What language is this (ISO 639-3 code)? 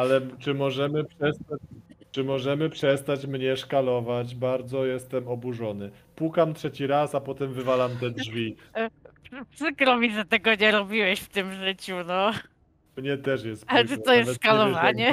pol